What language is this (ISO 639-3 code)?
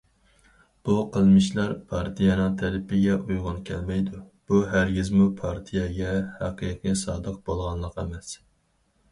uig